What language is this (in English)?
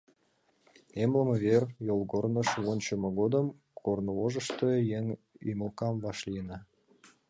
Mari